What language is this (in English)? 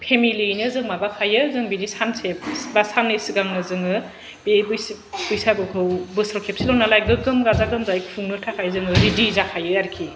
Bodo